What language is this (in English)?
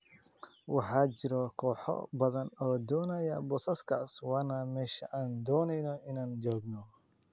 Somali